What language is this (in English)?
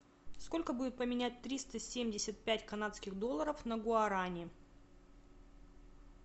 Russian